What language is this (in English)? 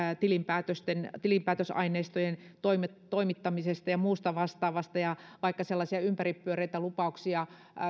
Finnish